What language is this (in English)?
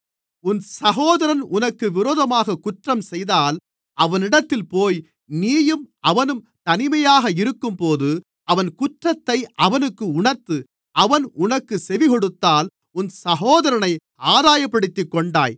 Tamil